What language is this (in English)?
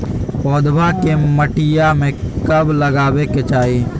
Magahi